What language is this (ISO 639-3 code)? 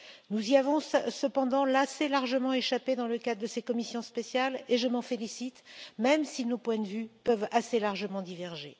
fra